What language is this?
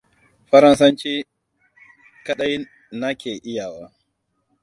Hausa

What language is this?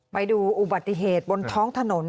Thai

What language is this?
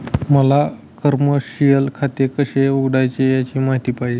Marathi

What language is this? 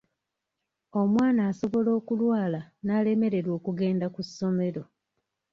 Ganda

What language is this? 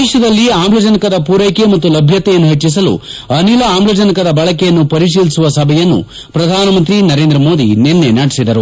Kannada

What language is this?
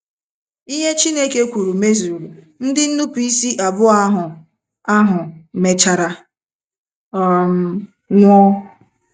Igbo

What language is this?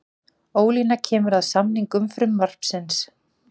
Icelandic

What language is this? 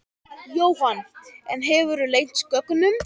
Icelandic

